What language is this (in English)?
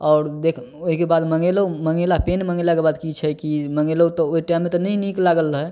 Maithili